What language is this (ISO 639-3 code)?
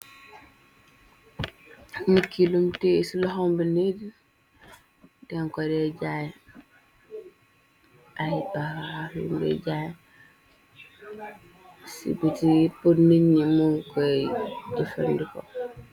wol